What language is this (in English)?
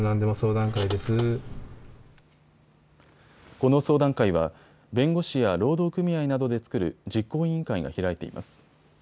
Japanese